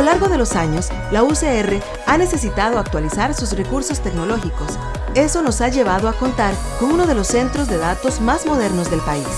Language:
Spanish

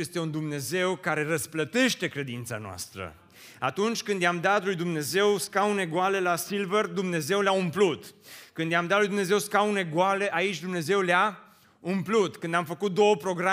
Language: Romanian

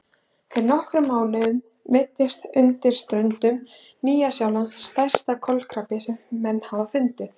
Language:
Icelandic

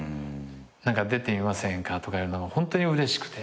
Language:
Japanese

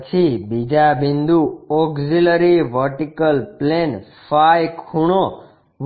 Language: Gujarati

